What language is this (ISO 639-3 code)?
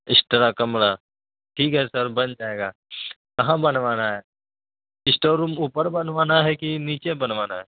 urd